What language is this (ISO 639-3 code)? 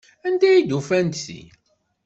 kab